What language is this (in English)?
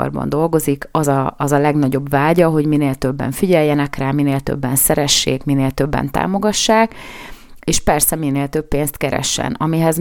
Hungarian